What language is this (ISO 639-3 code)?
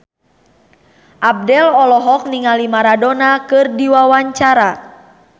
sun